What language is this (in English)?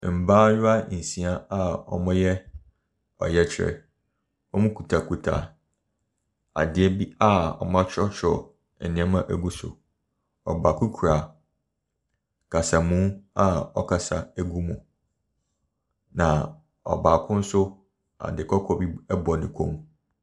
Akan